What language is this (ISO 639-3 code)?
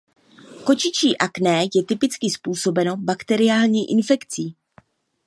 ces